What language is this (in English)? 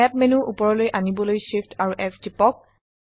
Assamese